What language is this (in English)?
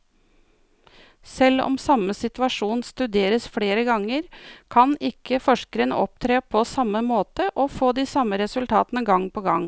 Norwegian